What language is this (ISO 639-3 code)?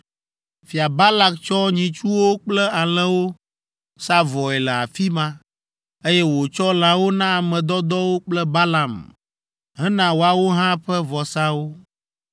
ewe